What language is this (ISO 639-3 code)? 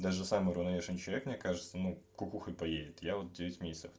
rus